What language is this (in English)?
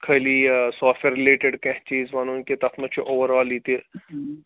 Kashmiri